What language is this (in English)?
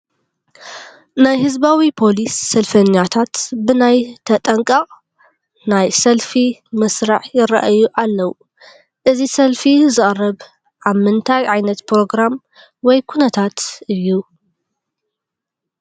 Tigrinya